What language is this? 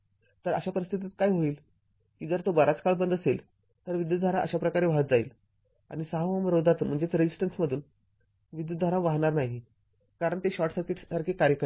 Marathi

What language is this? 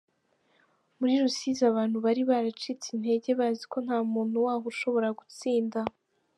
Kinyarwanda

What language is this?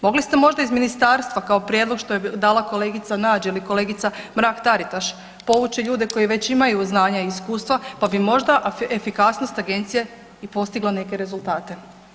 Croatian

